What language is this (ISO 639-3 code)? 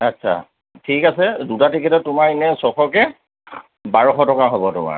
asm